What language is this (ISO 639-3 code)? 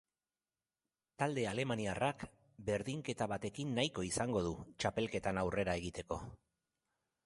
eus